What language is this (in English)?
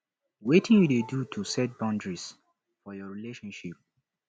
Nigerian Pidgin